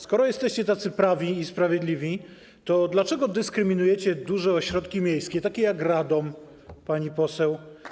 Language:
Polish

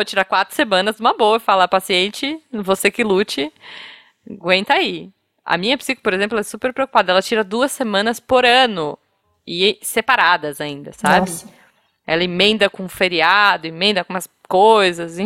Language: Portuguese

